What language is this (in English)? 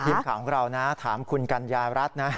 Thai